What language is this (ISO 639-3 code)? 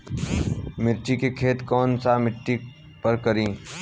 bho